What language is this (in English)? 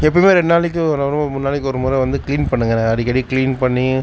Tamil